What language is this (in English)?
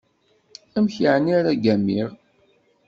Kabyle